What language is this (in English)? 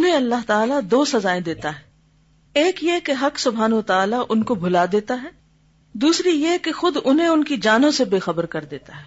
Urdu